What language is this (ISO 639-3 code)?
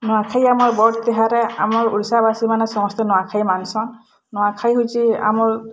ori